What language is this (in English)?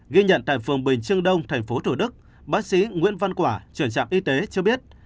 Vietnamese